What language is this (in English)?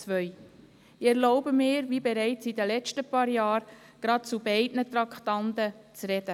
Swiss German